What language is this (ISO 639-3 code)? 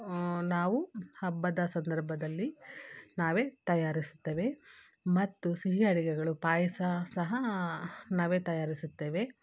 kan